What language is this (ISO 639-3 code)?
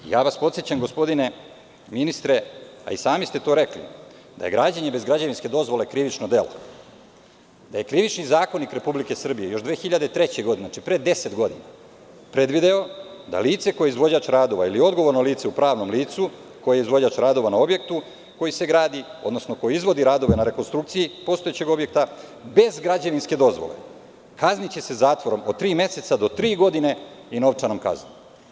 srp